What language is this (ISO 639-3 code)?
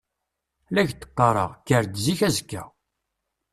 kab